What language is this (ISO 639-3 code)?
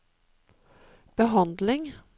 nor